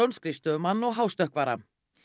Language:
Icelandic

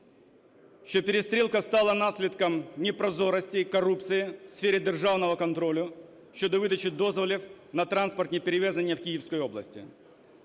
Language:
Ukrainian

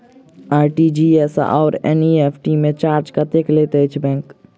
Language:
Maithili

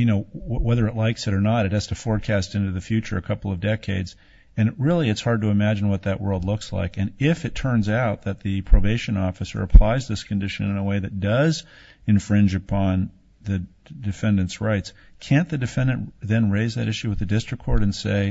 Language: English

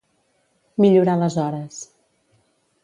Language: Catalan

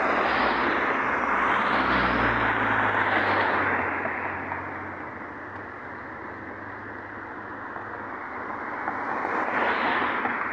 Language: Filipino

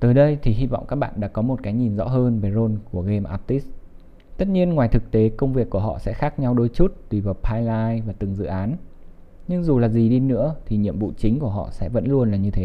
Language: Vietnamese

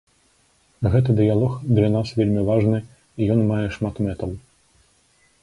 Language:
Belarusian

